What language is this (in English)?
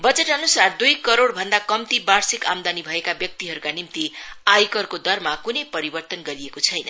Nepali